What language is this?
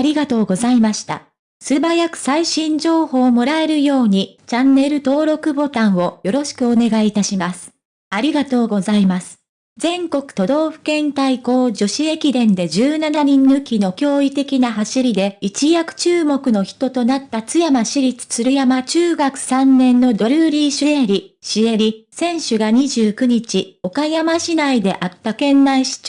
Japanese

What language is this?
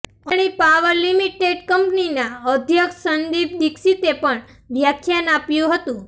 Gujarati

